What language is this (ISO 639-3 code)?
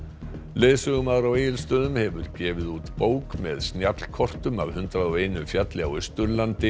isl